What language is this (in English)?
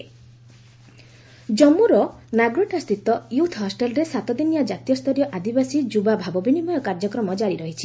Odia